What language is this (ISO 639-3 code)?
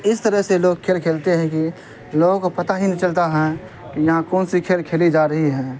urd